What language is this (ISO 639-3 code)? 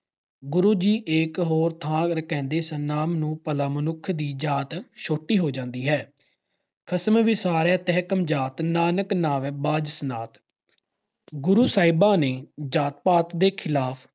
pan